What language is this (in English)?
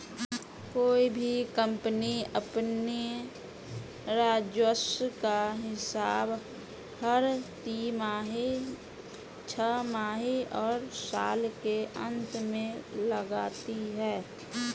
Hindi